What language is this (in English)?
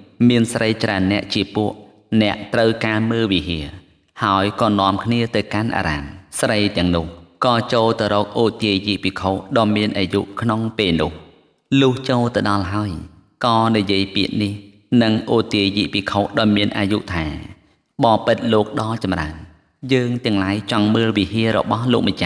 Thai